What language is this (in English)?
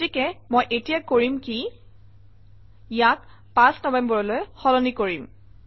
Assamese